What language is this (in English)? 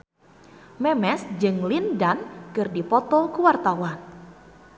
Sundanese